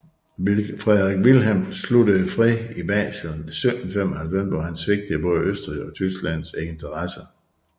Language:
Danish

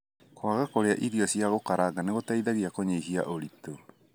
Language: Kikuyu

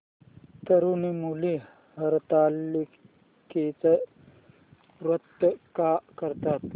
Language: Marathi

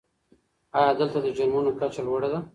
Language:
Pashto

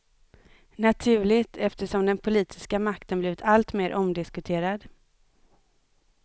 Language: Swedish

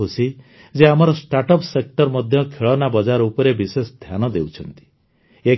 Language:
Odia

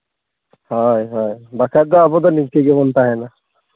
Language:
Santali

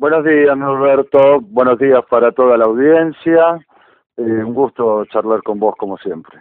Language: Spanish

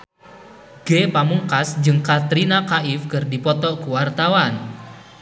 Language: Sundanese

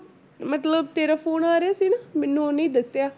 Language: Punjabi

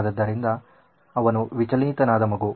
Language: Kannada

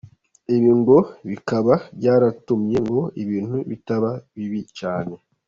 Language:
Kinyarwanda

